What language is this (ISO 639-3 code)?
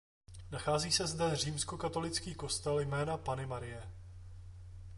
ces